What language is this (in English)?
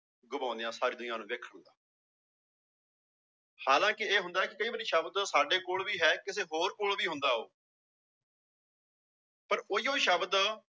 Punjabi